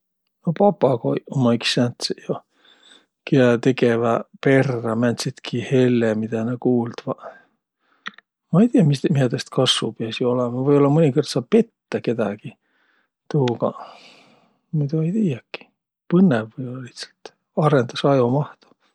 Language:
Võro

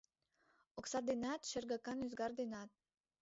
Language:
Mari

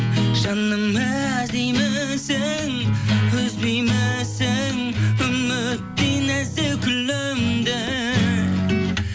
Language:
Kazakh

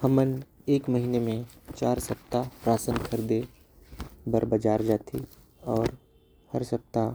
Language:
Korwa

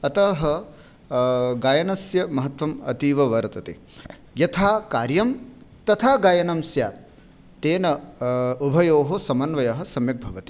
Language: Sanskrit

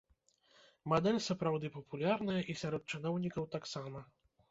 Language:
Belarusian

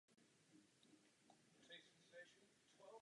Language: Czech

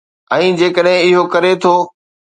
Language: Sindhi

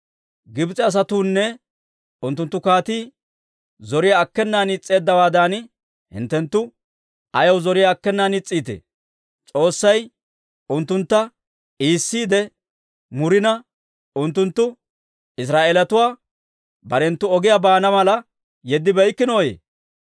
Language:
Dawro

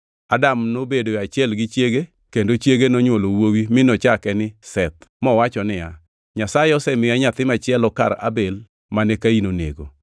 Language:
Luo (Kenya and Tanzania)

